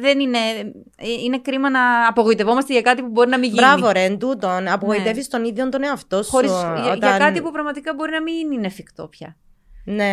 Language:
Greek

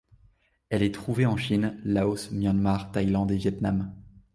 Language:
French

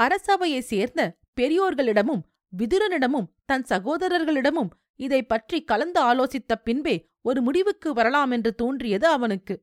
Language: Tamil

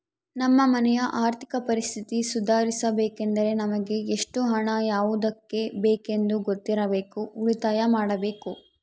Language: Kannada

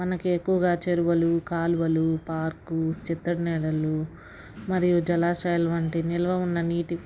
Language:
Telugu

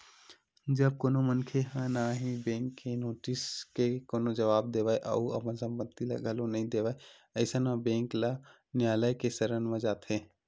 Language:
Chhattisgarhi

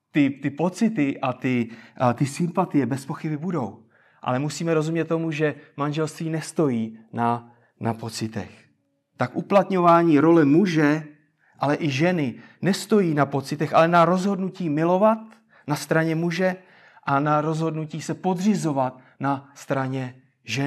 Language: Czech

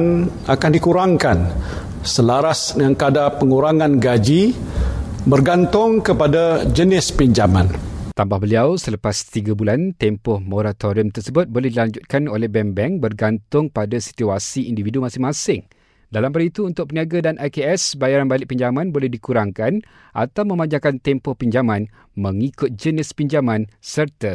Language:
Malay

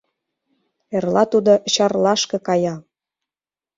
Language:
Mari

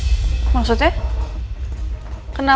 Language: Indonesian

